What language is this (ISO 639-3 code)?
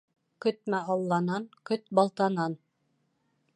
bak